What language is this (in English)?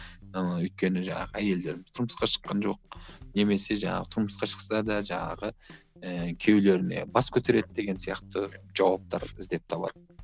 Kazakh